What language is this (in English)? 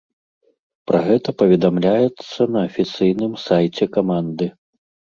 Belarusian